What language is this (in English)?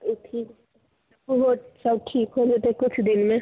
Maithili